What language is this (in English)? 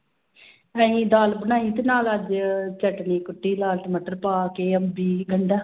Punjabi